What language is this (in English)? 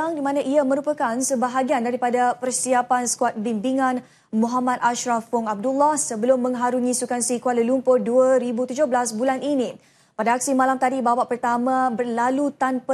Malay